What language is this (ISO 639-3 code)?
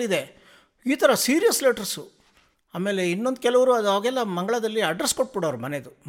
kan